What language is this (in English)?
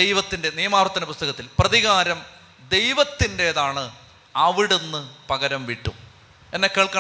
Malayalam